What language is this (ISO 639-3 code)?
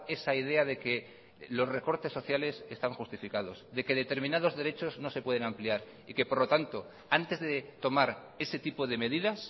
spa